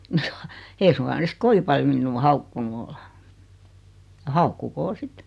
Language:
Finnish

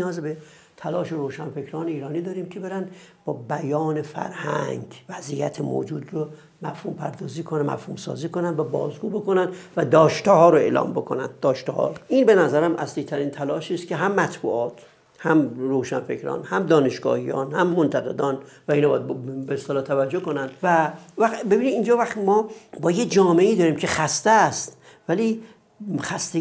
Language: Persian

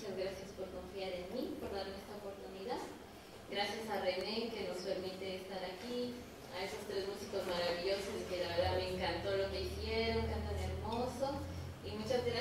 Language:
Spanish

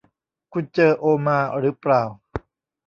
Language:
Thai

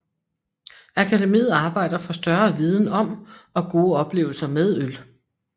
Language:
Danish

